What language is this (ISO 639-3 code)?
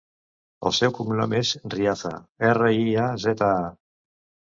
cat